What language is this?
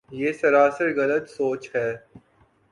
Urdu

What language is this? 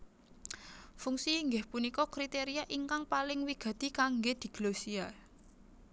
Javanese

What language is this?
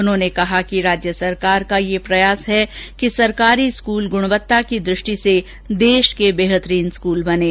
Hindi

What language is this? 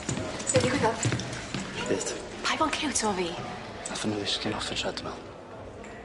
Welsh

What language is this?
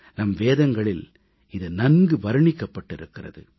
Tamil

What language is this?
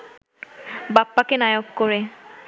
Bangla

